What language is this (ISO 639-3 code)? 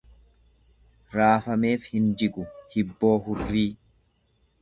orm